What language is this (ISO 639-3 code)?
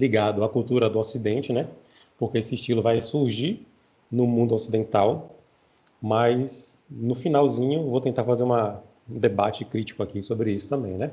por